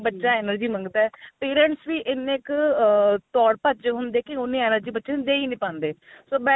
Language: Punjabi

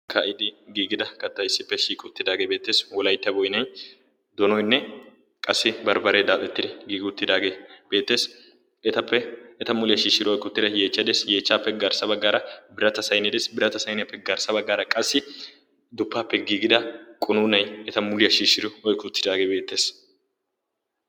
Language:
Wolaytta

